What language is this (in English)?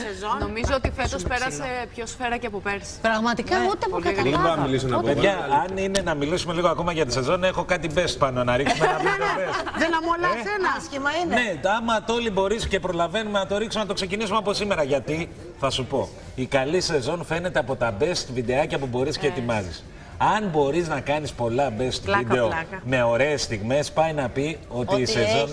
Greek